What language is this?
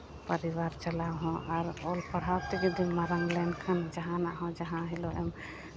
Santali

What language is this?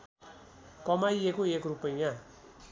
Nepali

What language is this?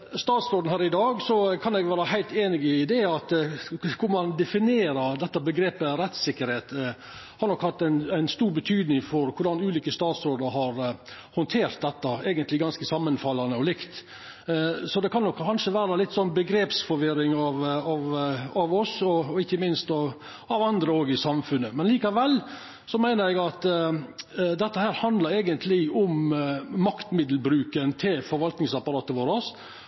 Norwegian Nynorsk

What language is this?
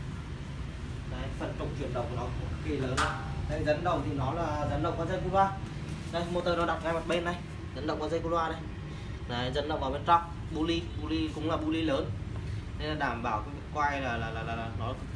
Vietnamese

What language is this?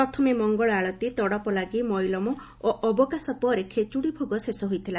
Odia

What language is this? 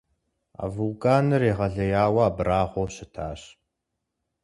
Kabardian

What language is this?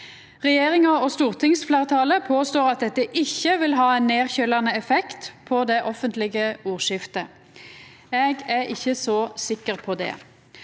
Norwegian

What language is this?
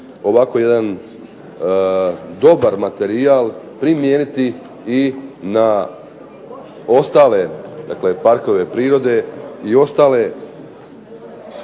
Croatian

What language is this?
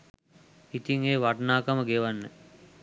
Sinhala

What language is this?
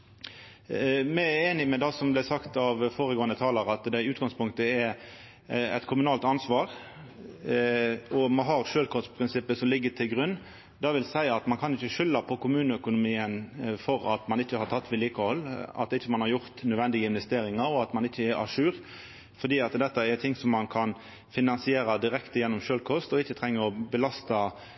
Norwegian Nynorsk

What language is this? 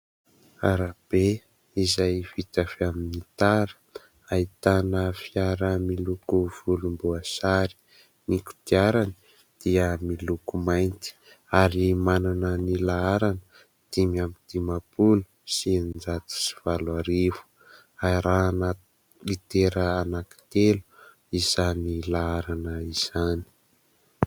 Malagasy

